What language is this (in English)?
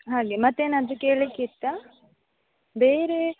Kannada